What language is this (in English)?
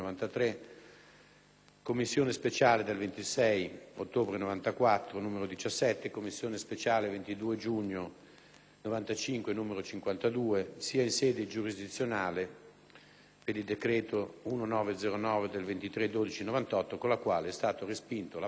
Italian